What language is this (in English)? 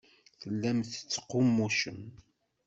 Kabyle